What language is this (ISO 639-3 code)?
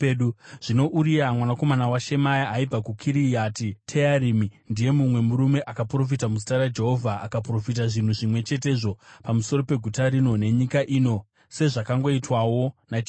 sna